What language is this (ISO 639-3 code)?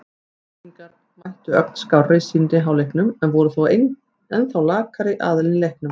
isl